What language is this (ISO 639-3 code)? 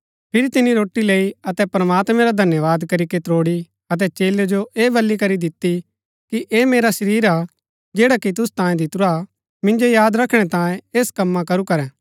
gbk